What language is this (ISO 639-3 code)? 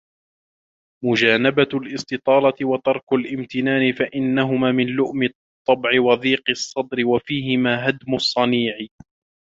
ara